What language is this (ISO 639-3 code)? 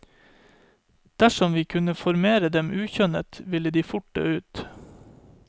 nor